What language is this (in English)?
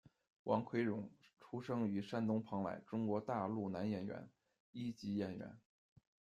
Chinese